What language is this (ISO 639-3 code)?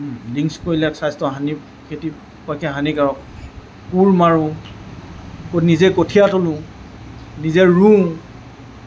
asm